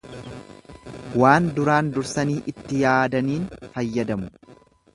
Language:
Oromo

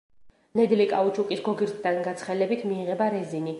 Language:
Georgian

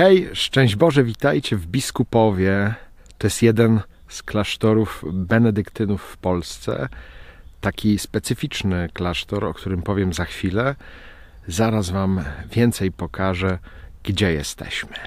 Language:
Polish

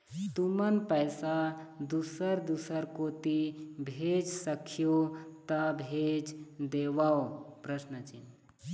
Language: Chhattisgarhi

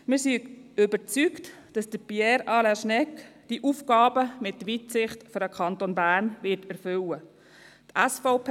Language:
Swiss German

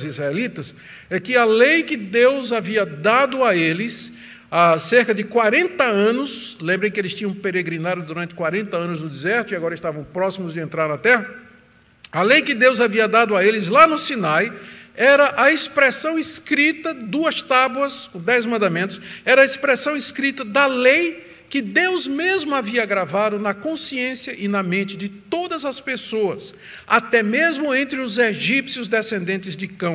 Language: Portuguese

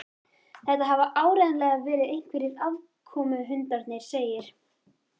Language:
Icelandic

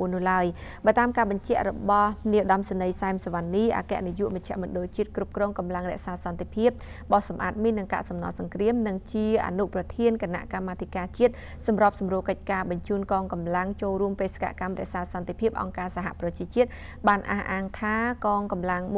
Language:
Thai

